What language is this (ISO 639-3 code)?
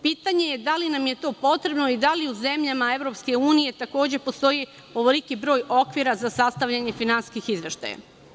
srp